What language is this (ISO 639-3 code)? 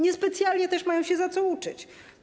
pol